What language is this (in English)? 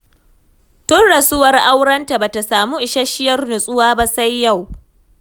Hausa